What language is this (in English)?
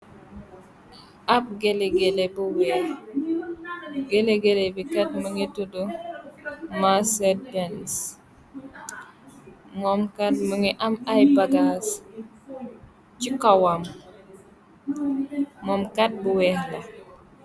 Wolof